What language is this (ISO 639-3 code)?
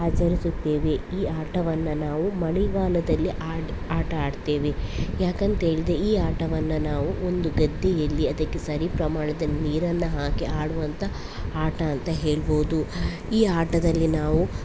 kan